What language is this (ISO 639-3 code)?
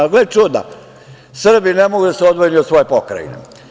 srp